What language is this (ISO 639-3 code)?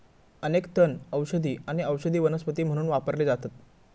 mar